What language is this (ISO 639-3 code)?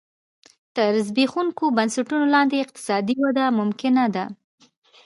pus